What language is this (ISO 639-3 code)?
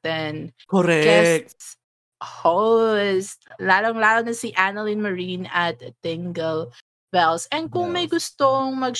fil